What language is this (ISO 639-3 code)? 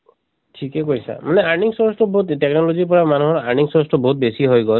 asm